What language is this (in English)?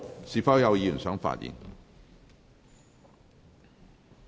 Cantonese